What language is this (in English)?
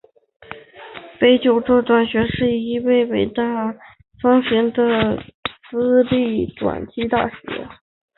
Chinese